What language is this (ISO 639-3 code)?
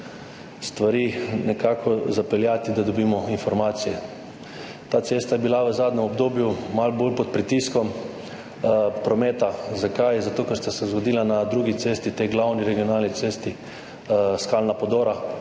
slv